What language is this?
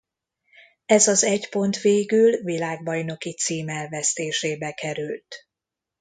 Hungarian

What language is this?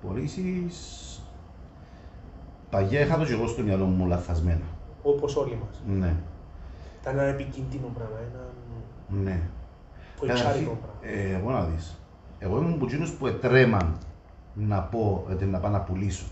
Greek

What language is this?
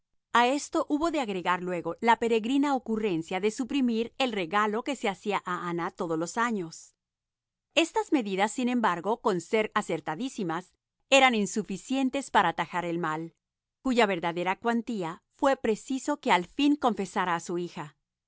Spanish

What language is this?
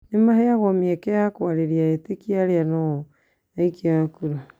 Kikuyu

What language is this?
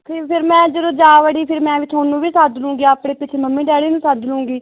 Punjabi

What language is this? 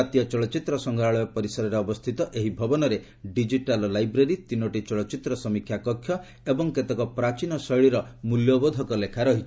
Odia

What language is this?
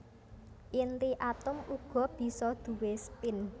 Javanese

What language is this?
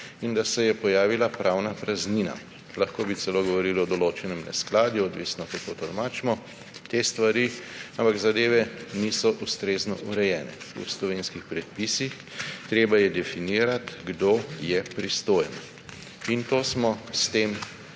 Slovenian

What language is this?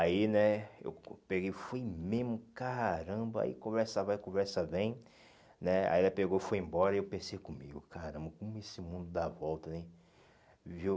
Portuguese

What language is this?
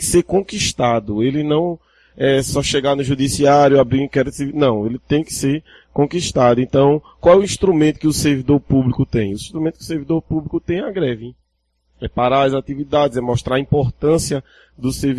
Portuguese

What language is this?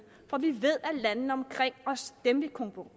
Danish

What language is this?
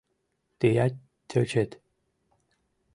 Mari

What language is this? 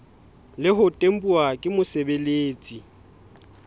Southern Sotho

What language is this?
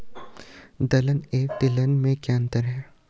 Hindi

